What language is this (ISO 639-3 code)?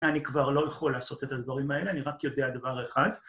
heb